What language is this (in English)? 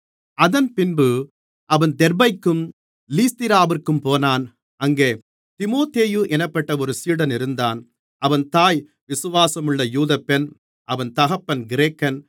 Tamil